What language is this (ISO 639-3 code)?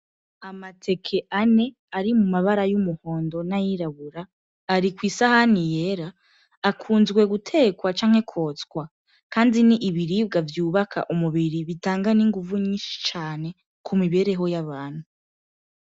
run